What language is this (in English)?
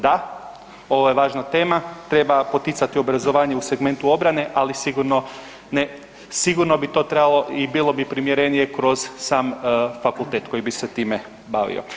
Croatian